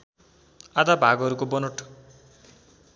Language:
Nepali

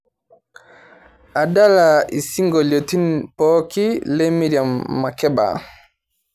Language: Masai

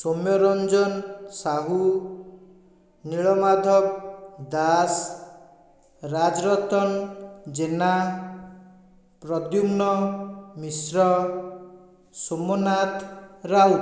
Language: Odia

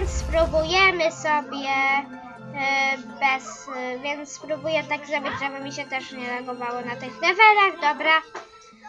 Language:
Polish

